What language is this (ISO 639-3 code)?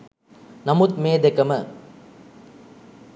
sin